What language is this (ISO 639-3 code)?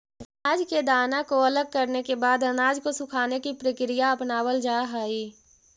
mag